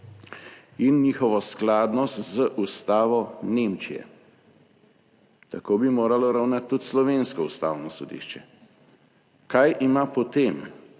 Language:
Slovenian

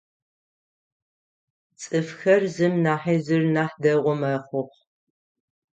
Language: Adyghe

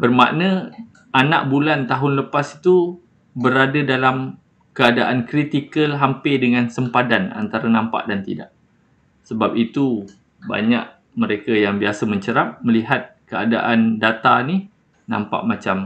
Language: Malay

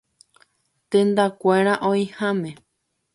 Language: Guarani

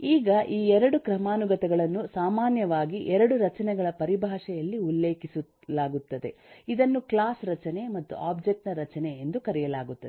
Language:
Kannada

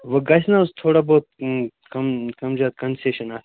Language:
Kashmiri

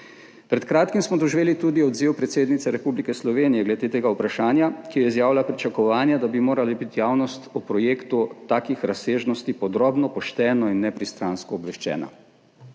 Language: Slovenian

